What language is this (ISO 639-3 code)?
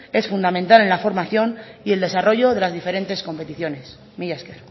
spa